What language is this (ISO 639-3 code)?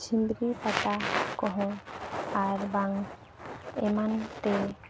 sat